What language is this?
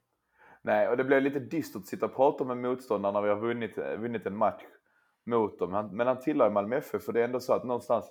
Swedish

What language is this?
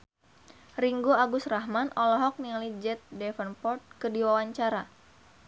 Sundanese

